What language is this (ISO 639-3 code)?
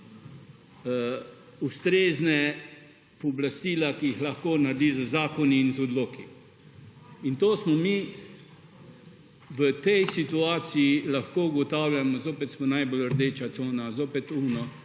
slv